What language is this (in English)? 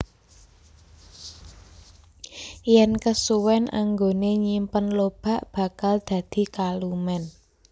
Javanese